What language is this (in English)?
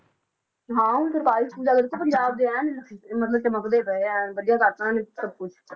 Punjabi